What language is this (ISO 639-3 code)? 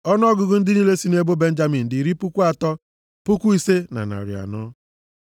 ibo